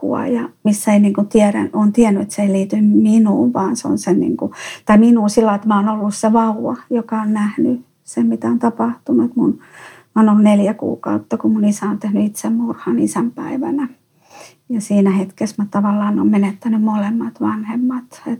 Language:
Finnish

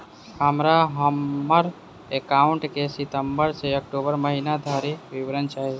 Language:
Maithili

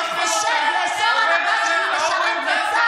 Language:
Hebrew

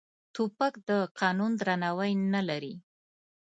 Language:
Pashto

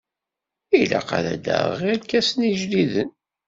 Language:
Kabyle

